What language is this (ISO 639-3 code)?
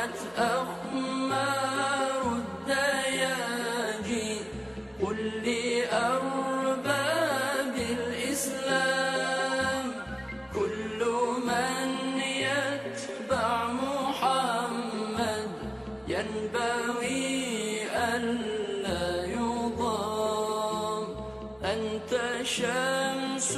ara